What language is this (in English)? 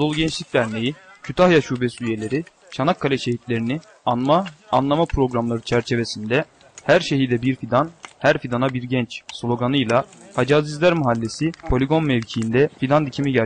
Turkish